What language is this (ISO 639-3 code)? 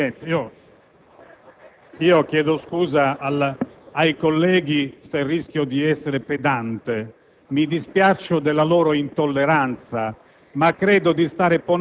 ita